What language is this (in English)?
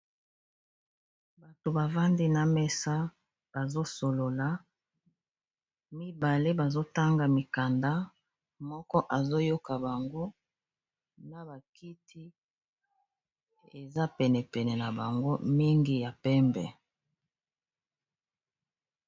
Lingala